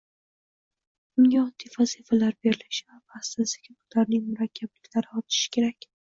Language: Uzbek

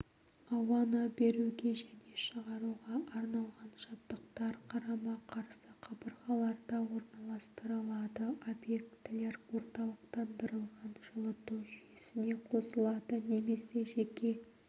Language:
Kazakh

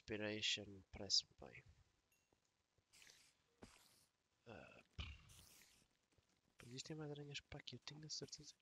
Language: Portuguese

